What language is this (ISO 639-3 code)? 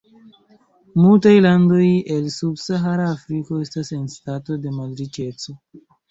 epo